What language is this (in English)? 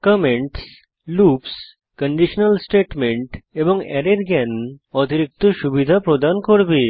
Bangla